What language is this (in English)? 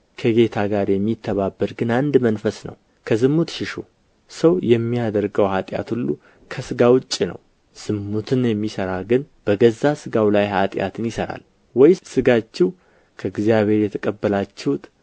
Amharic